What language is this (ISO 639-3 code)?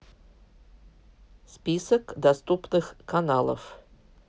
rus